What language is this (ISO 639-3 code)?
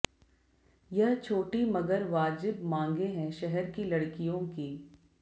hin